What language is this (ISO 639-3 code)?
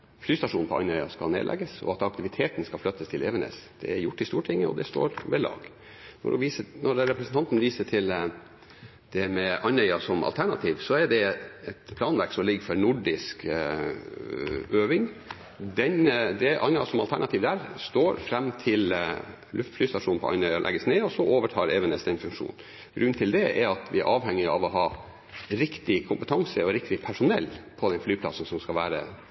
nob